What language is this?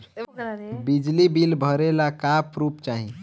Bhojpuri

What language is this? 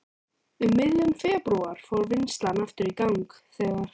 Icelandic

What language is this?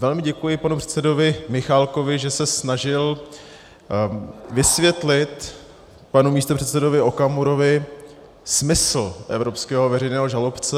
Czech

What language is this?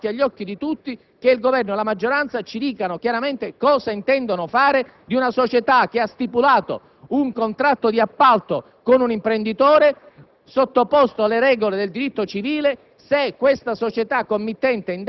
Italian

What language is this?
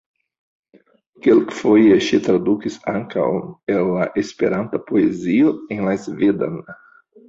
Esperanto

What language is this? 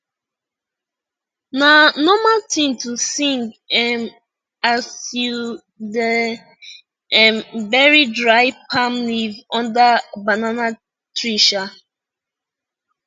Nigerian Pidgin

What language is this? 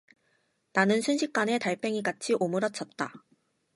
Korean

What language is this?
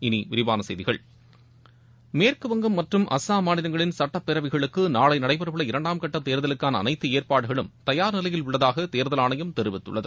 Tamil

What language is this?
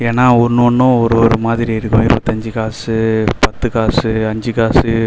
Tamil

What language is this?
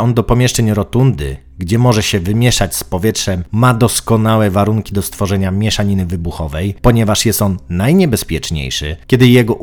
Polish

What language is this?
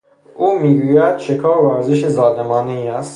Persian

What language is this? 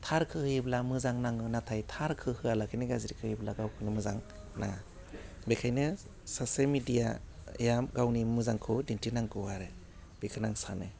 Bodo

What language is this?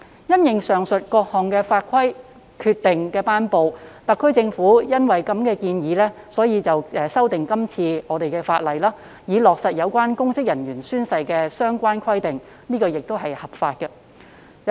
Cantonese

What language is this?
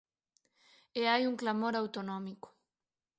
Galician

